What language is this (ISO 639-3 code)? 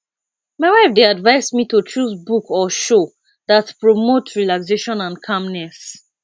pcm